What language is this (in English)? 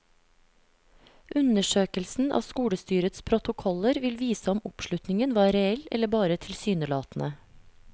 Norwegian